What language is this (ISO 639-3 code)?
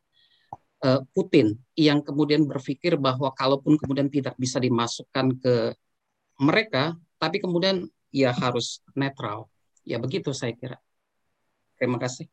ind